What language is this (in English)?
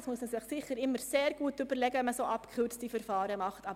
Swiss German